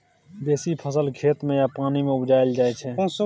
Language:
Maithili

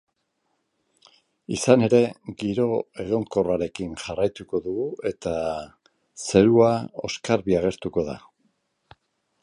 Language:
Basque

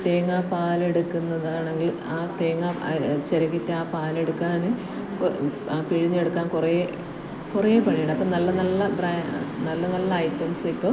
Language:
Malayalam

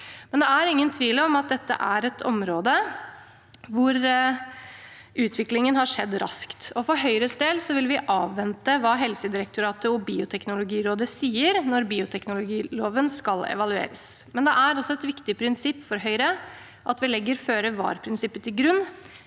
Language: Norwegian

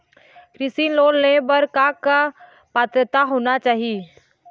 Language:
Chhattisgarhi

